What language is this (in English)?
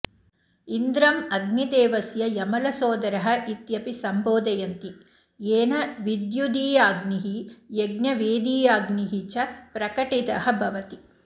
Sanskrit